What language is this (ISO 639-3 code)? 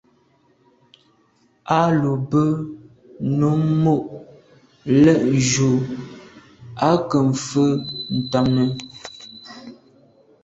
byv